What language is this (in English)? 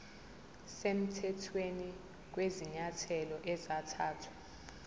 Zulu